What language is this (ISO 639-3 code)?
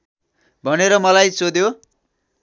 nep